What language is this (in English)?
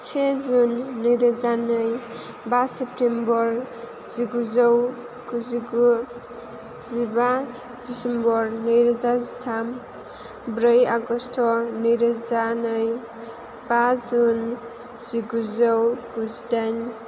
Bodo